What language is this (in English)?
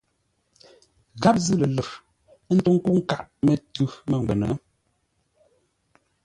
Ngombale